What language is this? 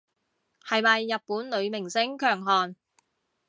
Cantonese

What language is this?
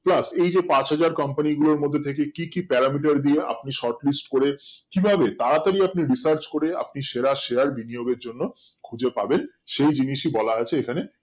Bangla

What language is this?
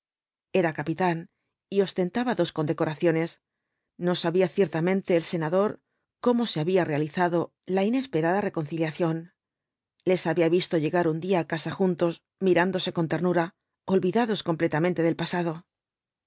Spanish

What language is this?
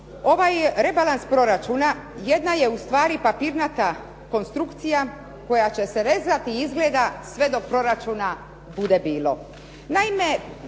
Croatian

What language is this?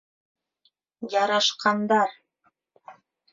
Bashkir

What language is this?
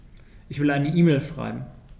German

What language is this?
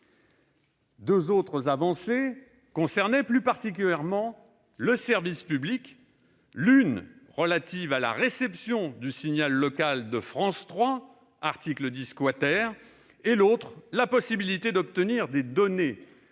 French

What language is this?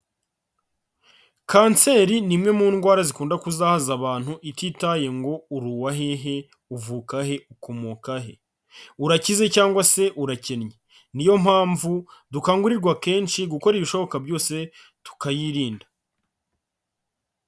Kinyarwanda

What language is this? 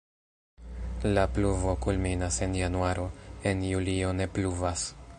Esperanto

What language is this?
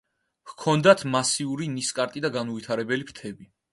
Georgian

